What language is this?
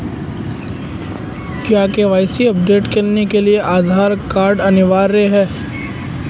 Hindi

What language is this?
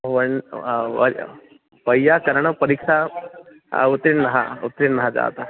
Sanskrit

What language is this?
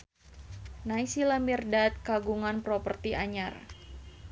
Sundanese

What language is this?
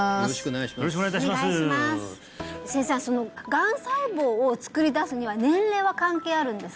Japanese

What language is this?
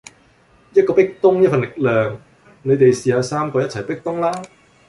Cantonese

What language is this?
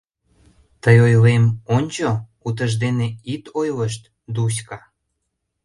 Mari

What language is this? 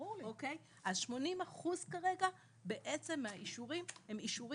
Hebrew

